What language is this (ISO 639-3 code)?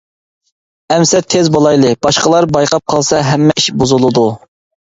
uig